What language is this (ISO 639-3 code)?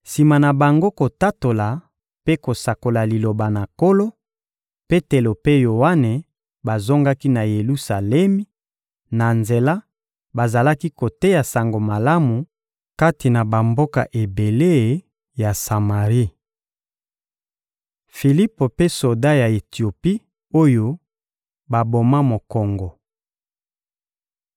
lin